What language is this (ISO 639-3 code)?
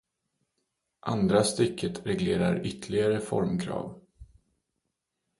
swe